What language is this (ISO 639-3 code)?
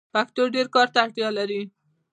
pus